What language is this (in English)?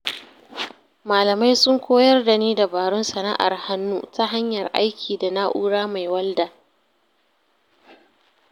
Hausa